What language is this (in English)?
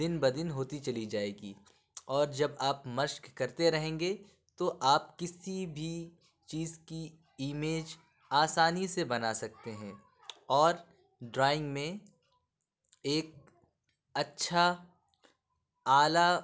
Urdu